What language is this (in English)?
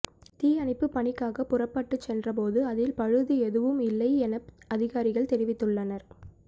Tamil